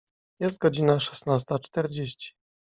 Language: Polish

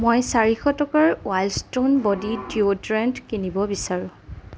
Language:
Assamese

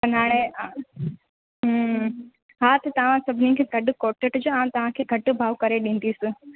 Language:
Sindhi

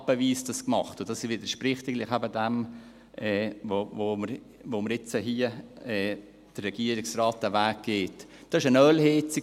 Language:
Swiss German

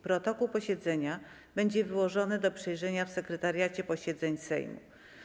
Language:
Polish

